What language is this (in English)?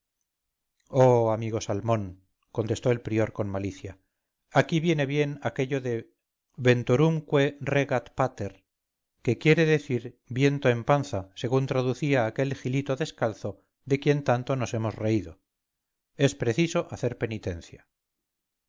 Spanish